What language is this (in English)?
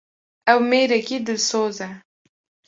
Kurdish